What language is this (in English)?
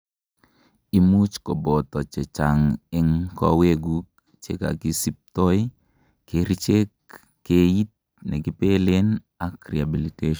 Kalenjin